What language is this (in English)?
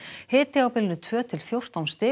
Icelandic